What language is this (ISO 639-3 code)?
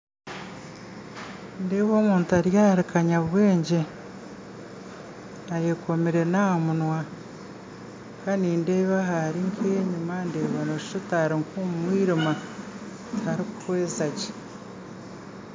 nyn